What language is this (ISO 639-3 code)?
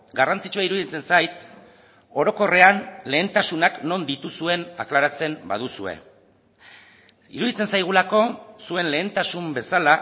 eus